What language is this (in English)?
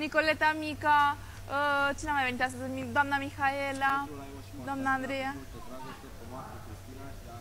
Romanian